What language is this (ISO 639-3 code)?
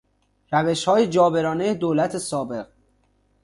fas